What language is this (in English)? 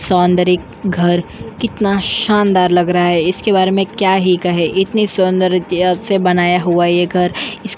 Hindi